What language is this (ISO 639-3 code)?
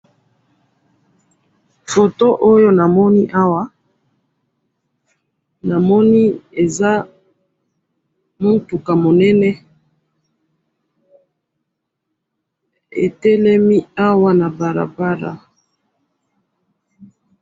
lin